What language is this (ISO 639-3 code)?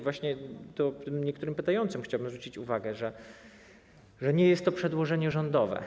pol